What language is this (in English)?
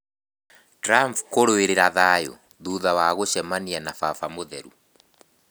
Kikuyu